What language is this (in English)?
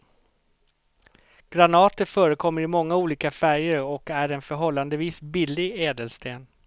Swedish